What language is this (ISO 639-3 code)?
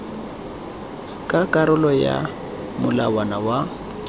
tsn